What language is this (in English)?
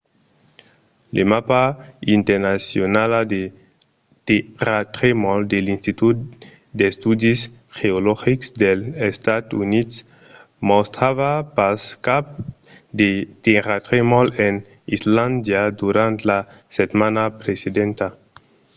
Occitan